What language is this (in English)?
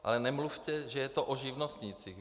Czech